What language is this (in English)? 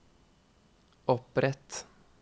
Norwegian